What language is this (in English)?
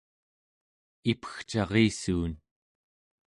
Central Yupik